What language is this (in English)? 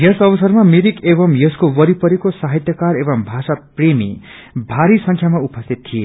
Nepali